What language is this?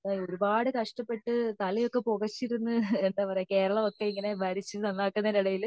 Malayalam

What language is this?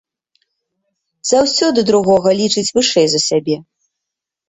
Belarusian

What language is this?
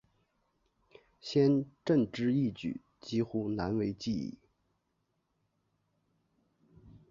Chinese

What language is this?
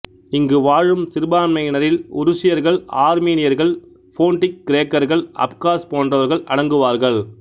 Tamil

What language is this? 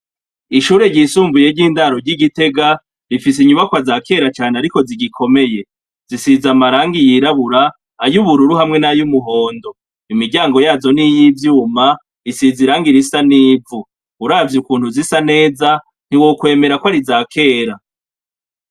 Rundi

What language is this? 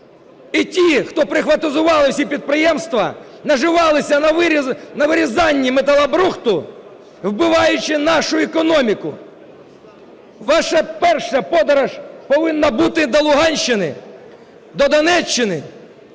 Ukrainian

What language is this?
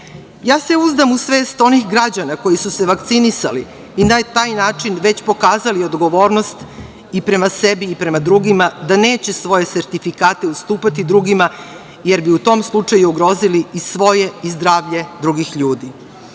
Serbian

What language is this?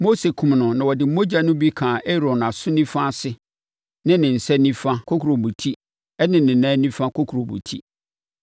Akan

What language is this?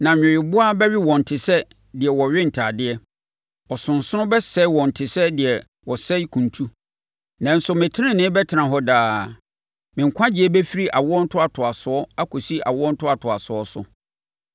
Akan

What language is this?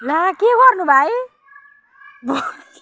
Nepali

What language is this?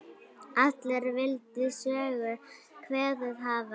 Icelandic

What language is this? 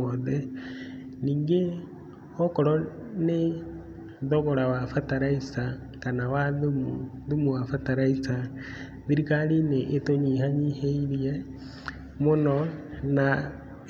Kikuyu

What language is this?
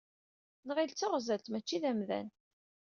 Kabyle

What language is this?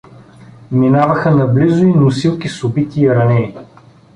Bulgarian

